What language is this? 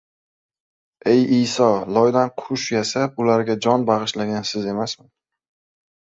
Uzbek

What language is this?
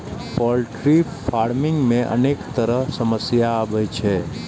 Maithili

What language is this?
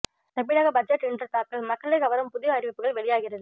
Tamil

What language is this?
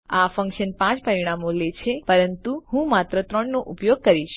Gujarati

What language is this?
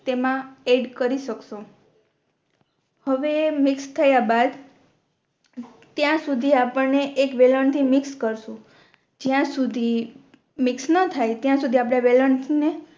Gujarati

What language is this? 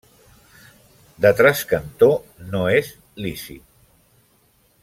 Catalan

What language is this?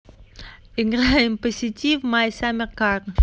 Russian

